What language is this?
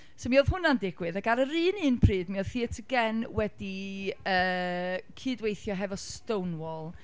Welsh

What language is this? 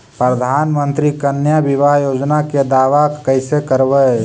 Magahi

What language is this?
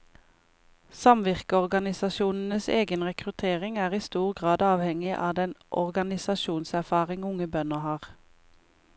Norwegian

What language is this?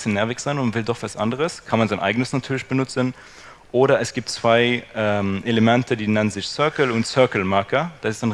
German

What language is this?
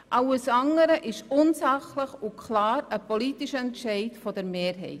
Swiss German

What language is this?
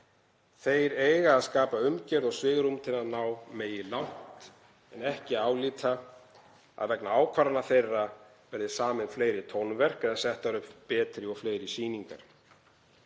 Icelandic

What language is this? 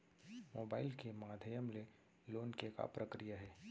Chhattisgarhi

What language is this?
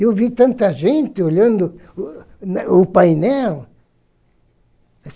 Portuguese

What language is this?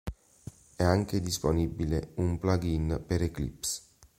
Italian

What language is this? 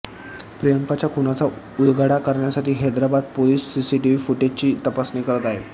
Marathi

